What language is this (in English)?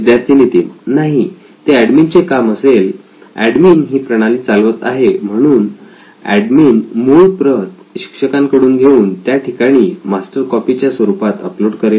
Marathi